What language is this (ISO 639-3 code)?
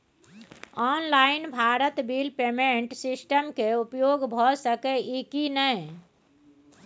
mai